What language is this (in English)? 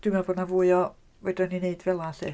Welsh